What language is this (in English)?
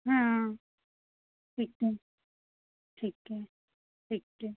Hindi